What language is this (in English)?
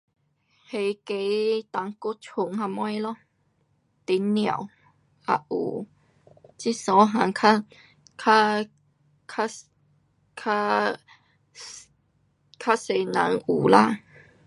Pu-Xian Chinese